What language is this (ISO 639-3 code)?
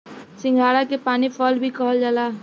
bho